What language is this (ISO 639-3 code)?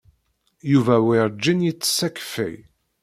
kab